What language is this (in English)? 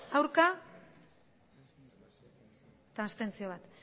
Basque